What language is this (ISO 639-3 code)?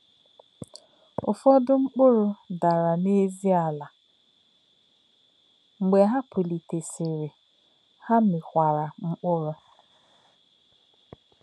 ibo